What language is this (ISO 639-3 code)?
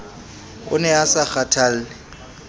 sot